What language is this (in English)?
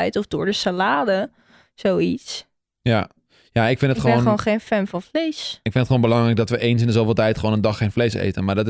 Dutch